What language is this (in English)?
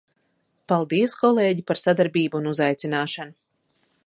Latvian